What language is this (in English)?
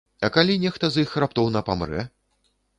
Belarusian